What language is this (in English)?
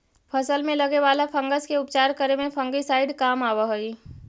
Magahi